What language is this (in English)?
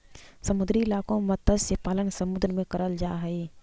Magahi